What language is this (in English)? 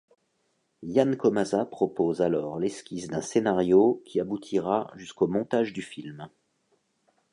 French